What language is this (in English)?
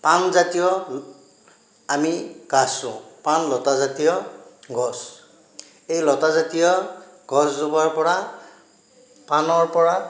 Assamese